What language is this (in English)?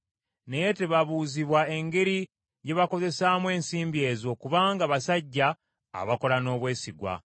Ganda